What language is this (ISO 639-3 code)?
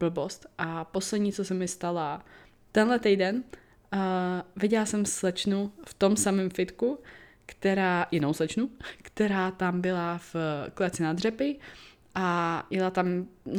ces